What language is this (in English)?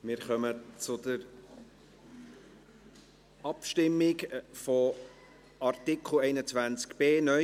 Swiss German